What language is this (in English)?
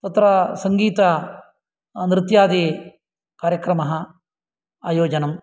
Sanskrit